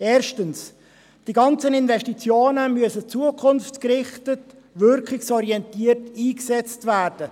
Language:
Swiss German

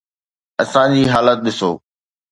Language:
Sindhi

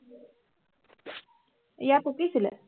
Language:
Assamese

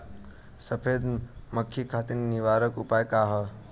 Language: Bhojpuri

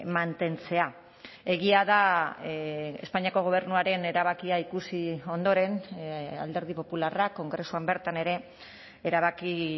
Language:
Basque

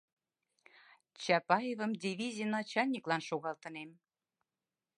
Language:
Mari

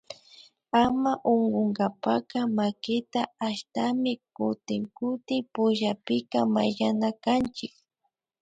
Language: Imbabura Highland Quichua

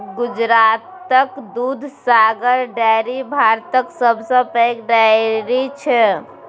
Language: Maithili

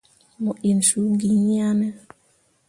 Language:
Mundang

